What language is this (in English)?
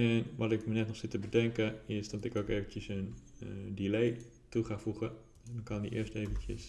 Dutch